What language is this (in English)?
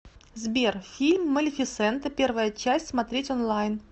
Russian